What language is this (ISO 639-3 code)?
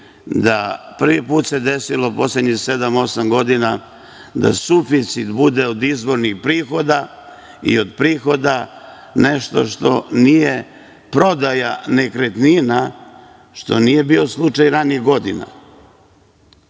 srp